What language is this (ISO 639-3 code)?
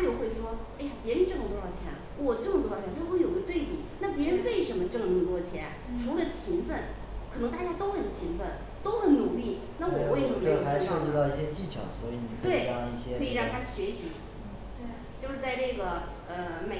zho